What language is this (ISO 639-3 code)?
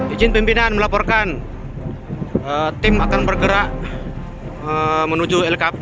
ind